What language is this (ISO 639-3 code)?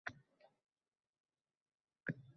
uzb